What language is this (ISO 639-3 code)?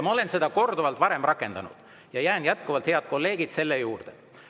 est